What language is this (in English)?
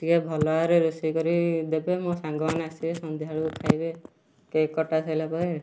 Odia